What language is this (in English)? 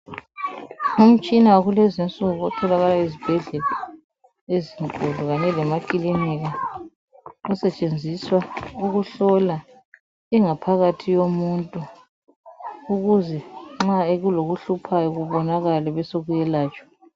North Ndebele